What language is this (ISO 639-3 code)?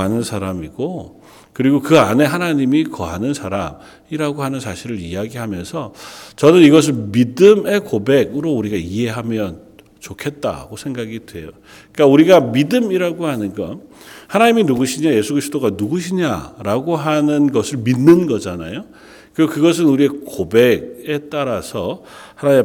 kor